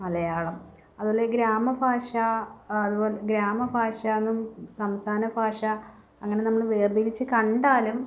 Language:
Malayalam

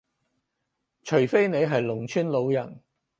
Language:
Cantonese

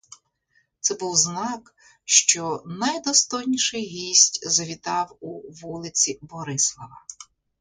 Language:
Ukrainian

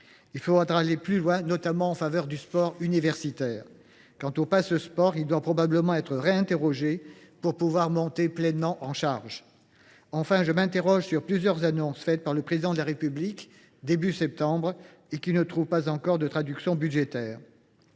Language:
French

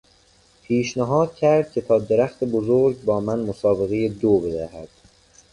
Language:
Persian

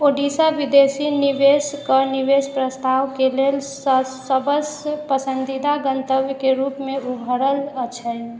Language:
Maithili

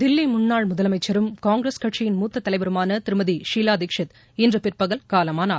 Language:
Tamil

